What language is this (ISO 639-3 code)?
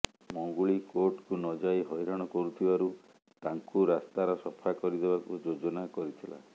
ori